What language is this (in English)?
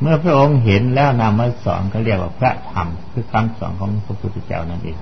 Thai